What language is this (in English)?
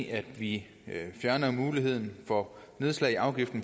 Danish